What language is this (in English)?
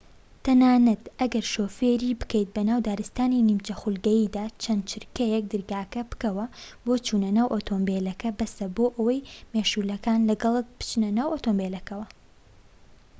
Central Kurdish